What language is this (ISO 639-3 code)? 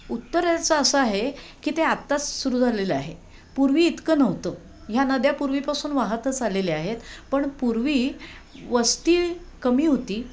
mar